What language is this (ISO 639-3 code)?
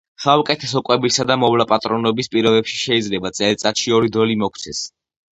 kat